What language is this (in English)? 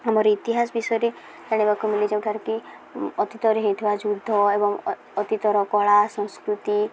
Odia